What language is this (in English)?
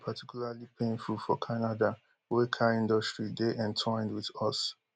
Nigerian Pidgin